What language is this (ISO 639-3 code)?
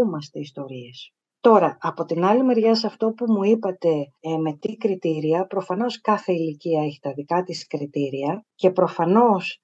ell